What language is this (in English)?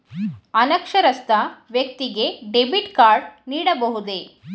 Kannada